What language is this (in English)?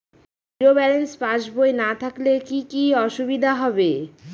Bangla